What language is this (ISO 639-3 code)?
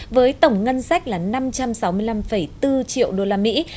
vie